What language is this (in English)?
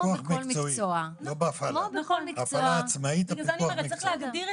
Hebrew